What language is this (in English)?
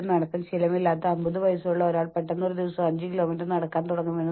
Malayalam